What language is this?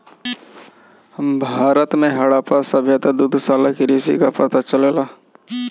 Bhojpuri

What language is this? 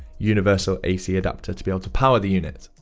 English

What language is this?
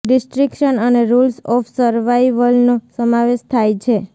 Gujarati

